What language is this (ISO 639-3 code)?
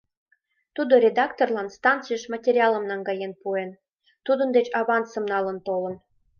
chm